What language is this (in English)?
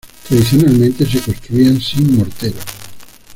Spanish